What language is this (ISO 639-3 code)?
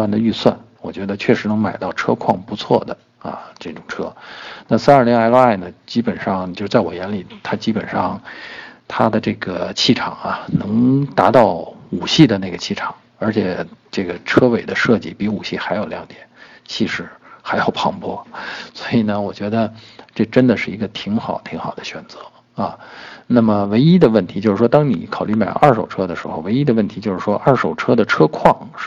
zho